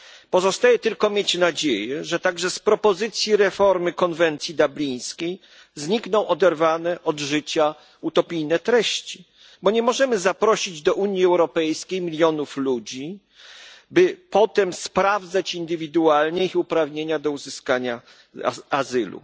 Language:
Polish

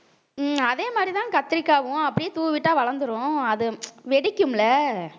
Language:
Tamil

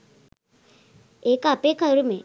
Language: Sinhala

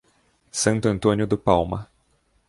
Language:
Portuguese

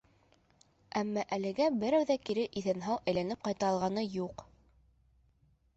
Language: Bashkir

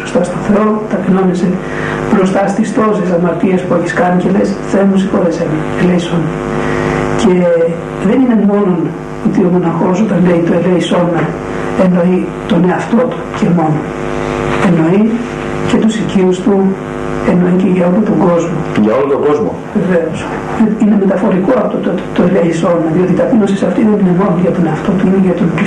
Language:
Greek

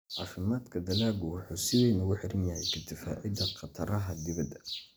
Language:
Somali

